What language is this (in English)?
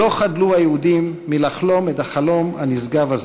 Hebrew